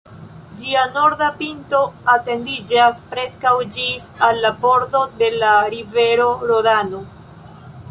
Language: Esperanto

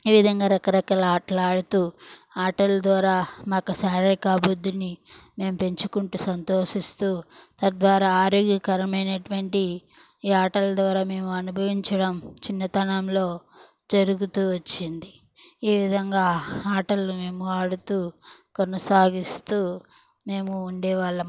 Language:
Telugu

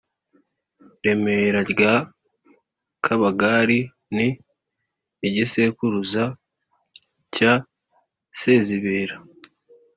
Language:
Kinyarwanda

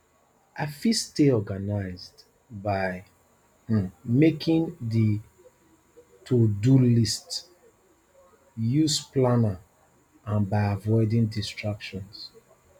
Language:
Nigerian Pidgin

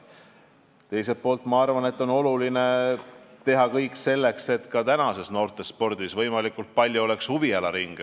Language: Estonian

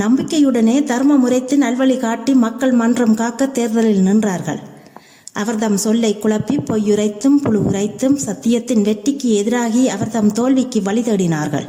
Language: Tamil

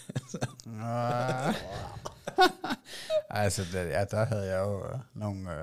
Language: Danish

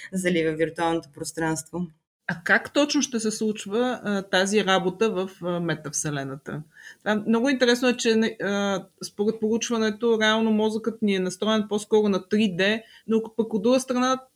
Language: Bulgarian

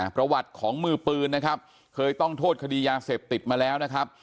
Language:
Thai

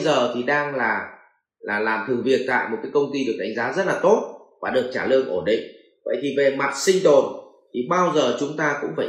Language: Vietnamese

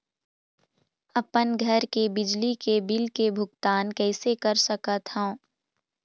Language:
Chhattisgarhi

